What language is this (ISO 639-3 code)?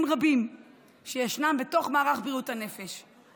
heb